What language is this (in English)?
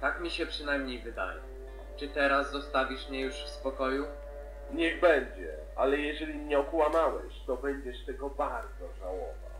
Polish